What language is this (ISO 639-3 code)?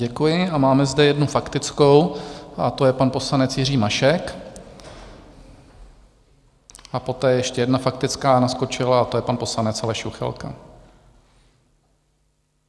ces